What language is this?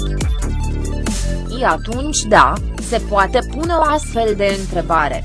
Romanian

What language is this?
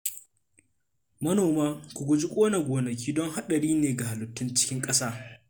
Hausa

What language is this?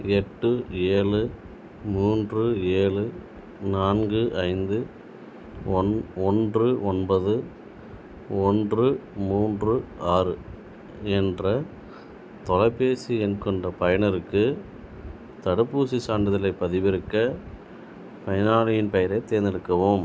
Tamil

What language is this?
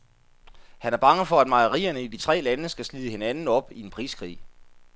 Danish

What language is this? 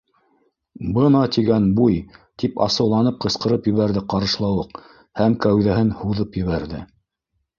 Bashkir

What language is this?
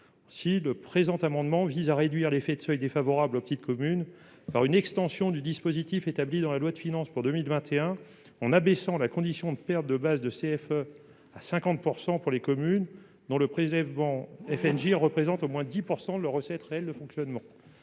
French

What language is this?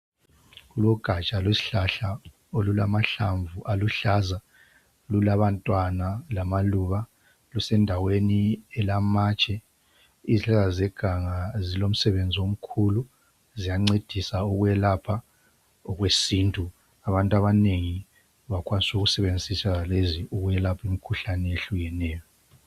North Ndebele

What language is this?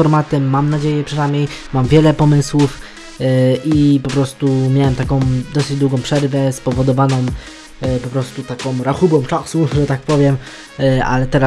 Polish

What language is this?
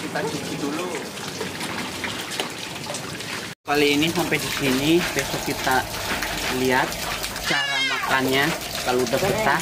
Indonesian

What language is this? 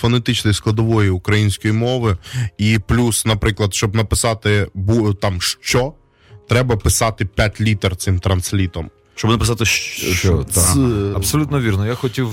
Ukrainian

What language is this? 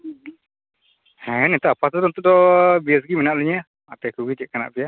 Santali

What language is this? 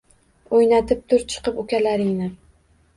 Uzbek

